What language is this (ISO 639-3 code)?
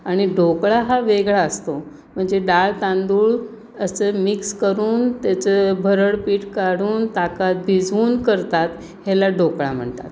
mar